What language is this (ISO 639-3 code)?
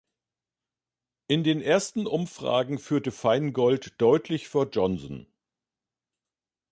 deu